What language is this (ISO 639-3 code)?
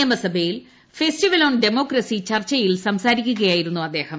mal